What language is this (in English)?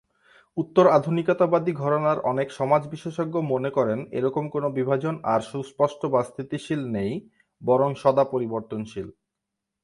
Bangla